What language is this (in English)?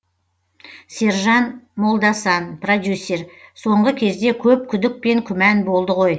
Kazakh